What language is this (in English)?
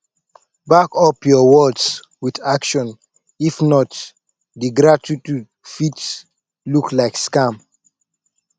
Nigerian Pidgin